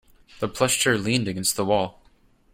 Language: English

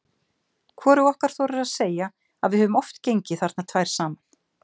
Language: Icelandic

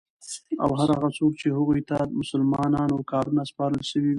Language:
Pashto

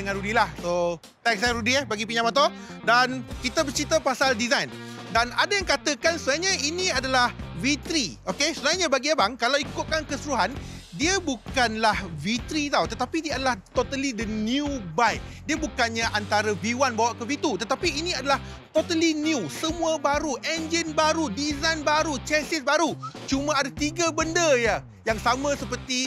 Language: Malay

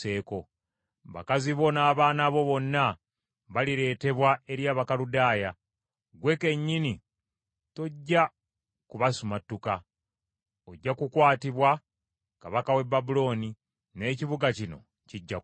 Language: Ganda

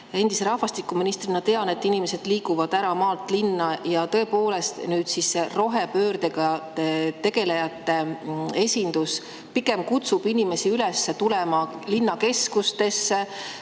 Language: Estonian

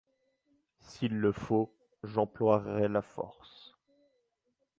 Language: French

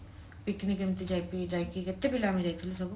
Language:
Odia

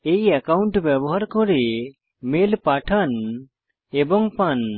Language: Bangla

